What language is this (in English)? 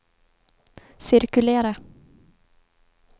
Swedish